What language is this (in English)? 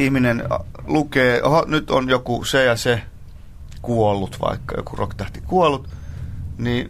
Finnish